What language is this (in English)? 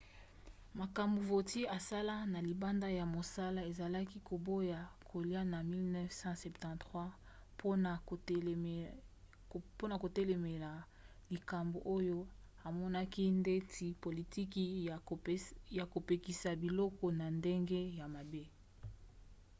Lingala